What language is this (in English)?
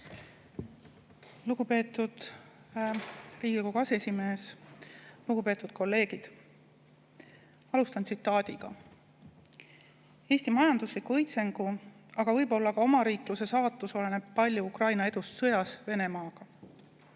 Estonian